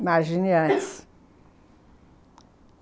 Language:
Portuguese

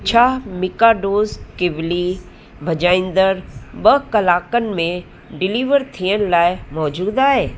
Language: Sindhi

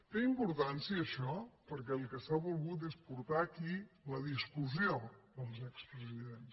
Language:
Catalan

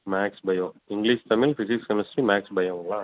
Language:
Tamil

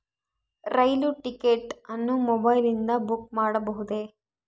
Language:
Kannada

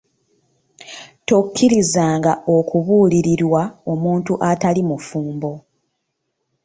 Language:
Ganda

